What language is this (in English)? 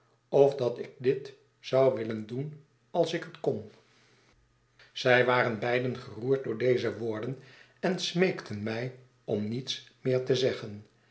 Dutch